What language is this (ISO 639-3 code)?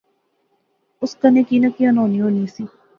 phr